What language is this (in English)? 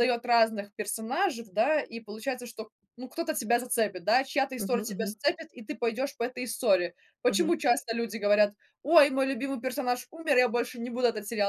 Russian